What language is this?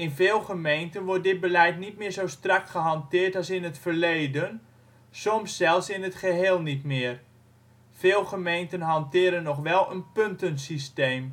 Dutch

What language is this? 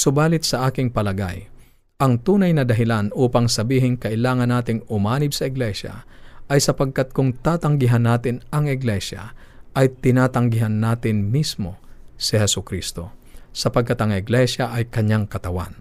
Filipino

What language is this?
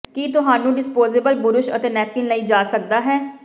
Punjabi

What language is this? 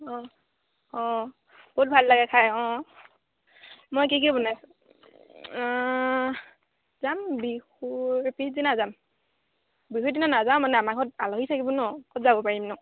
Assamese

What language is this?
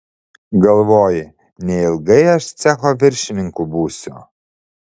Lithuanian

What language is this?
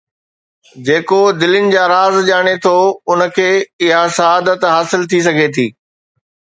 Sindhi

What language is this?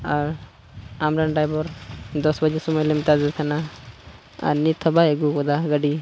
Santali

